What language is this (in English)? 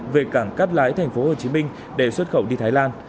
Vietnamese